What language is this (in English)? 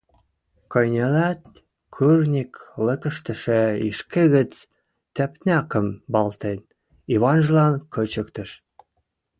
Western Mari